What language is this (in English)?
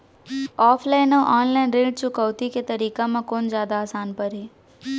Chhattisgarhi